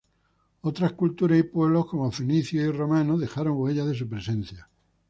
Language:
Spanish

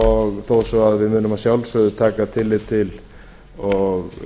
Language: Icelandic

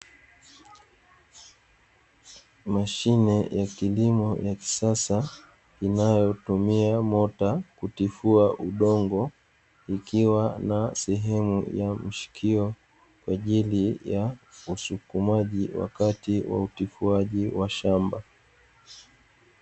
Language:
Swahili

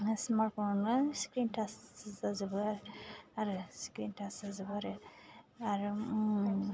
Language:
Bodo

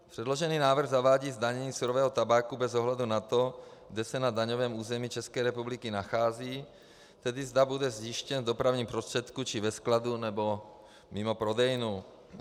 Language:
Czech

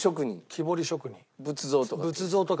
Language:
Japanese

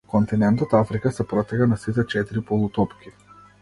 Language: Macedonian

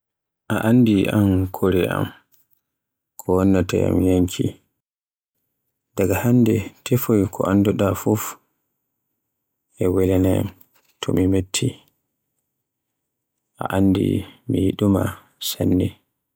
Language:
Borgu Fulfulde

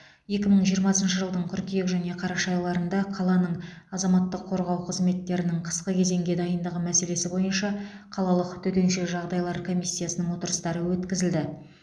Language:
Kazakh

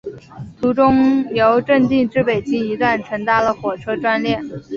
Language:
Chinese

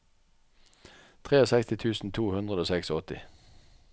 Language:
Norwegian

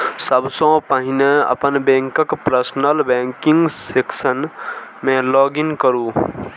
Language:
Maithili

